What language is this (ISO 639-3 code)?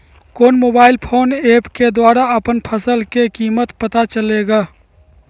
mag